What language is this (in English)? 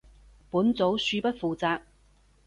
Cantonese